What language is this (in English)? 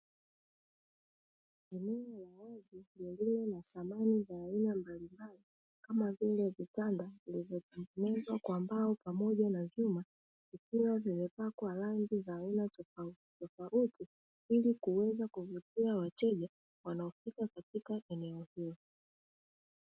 Swahili